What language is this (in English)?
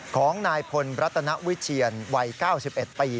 Thai